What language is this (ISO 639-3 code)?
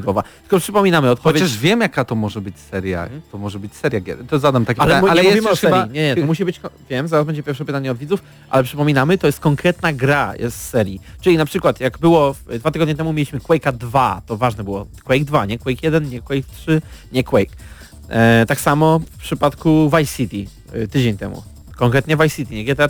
pol